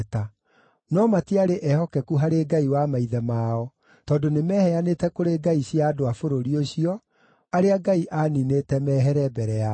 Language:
Kikuyu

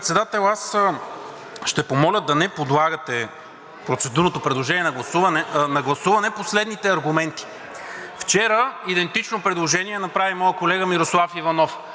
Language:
Bulgarian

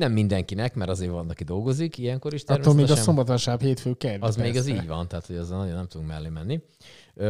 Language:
Hungarian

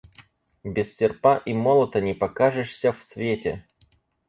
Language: Russian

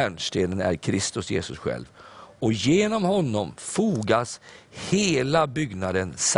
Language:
Swedish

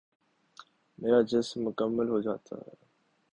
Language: Urdu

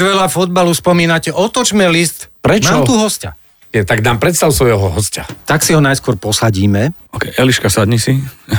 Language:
Slovak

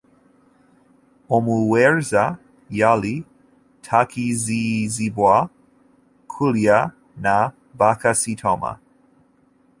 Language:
Ganda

